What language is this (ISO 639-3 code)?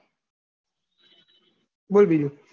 guj